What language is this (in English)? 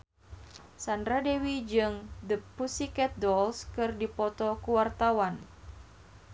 Sundanese